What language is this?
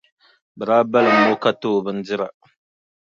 Dagbani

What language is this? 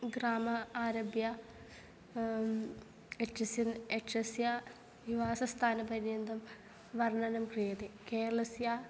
Sanskrit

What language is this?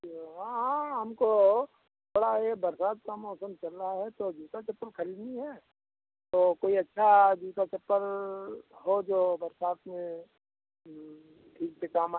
Hindi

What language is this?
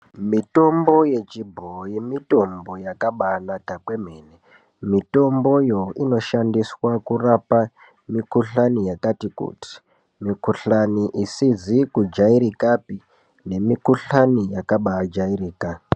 Ndau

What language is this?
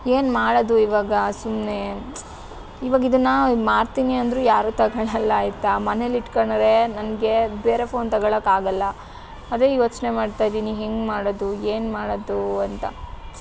Kannada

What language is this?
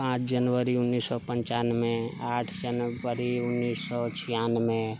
Maithili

